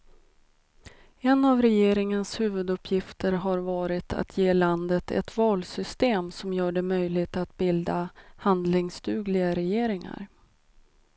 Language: Swedish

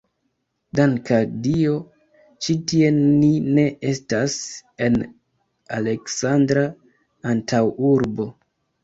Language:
Esperanto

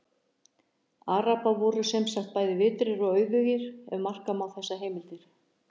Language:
Icelandic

